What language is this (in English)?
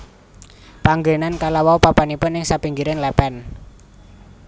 Javanese